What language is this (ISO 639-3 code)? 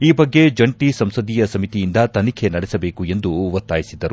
kan